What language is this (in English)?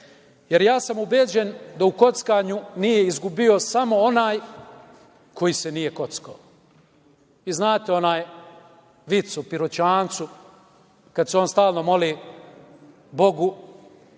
Serbian